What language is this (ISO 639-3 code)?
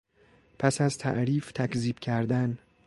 fas